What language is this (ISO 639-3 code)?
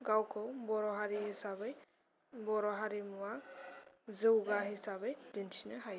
brx